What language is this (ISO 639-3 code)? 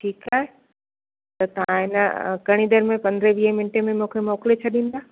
snd